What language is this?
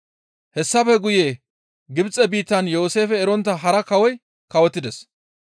Gamo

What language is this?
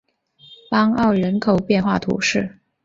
Chinese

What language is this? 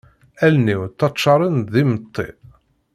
Kabyle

